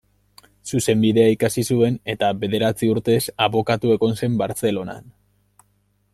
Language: Basque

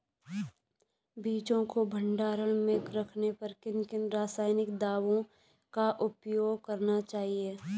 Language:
Hindi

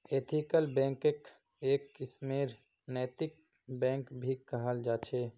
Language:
Magahi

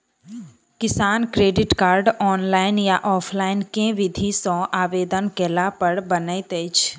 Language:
Maithili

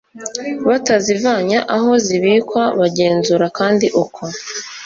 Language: Kinyarwanda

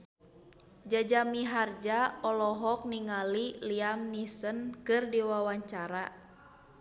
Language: Sundanese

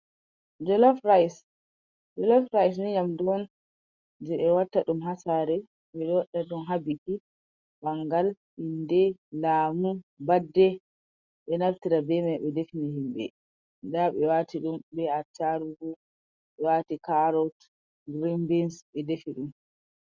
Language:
Fula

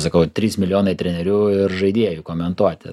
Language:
Lithuanian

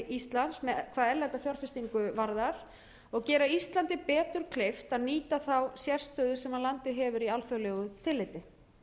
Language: Icelandic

